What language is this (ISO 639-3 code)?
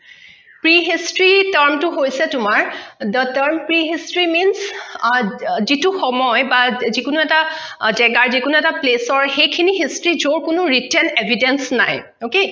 asm